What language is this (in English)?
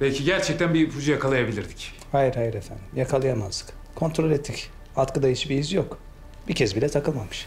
Turkish